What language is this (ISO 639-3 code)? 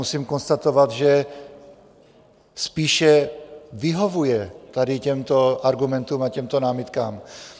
ces